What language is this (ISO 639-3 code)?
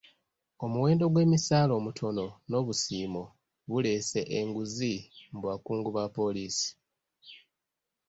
lug